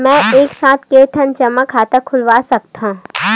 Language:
Chhattisgarhi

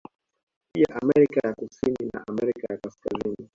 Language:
Swahili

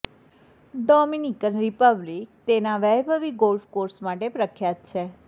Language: Gujarati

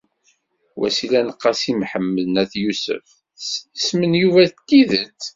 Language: Kabyle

